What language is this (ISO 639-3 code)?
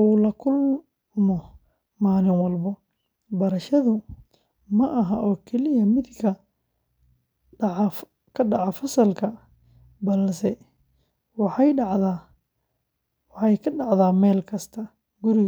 som